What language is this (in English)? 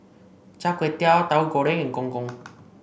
English